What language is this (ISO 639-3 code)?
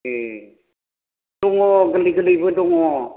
brx